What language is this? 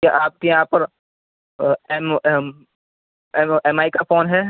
Urdu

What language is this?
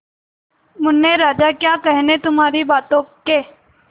Hindi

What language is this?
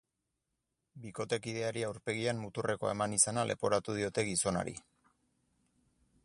Basque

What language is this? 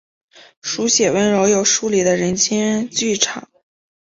Chinese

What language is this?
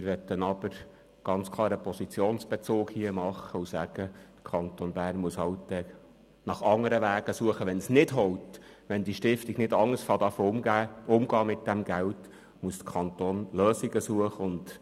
Swiss German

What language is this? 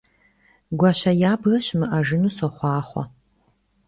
Kabardian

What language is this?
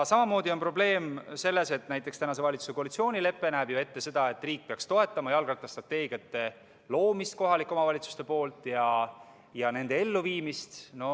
Estonian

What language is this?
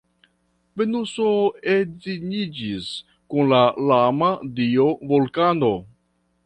Esperanto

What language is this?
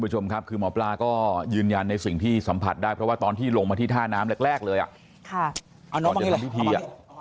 Thai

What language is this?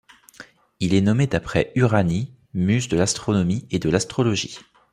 French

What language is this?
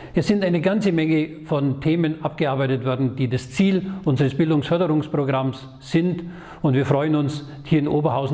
German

